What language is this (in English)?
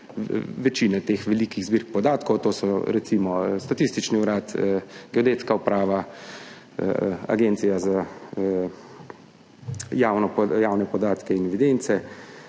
Slovenian